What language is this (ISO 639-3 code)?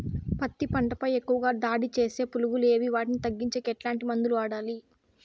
tel